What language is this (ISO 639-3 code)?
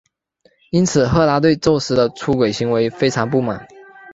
zho